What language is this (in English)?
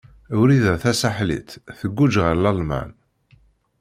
Kabyle